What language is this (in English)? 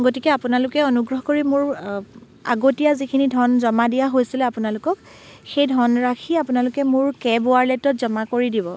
Assamese